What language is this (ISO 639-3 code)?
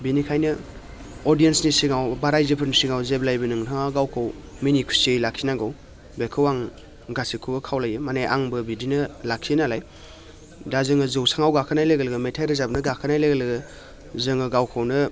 brx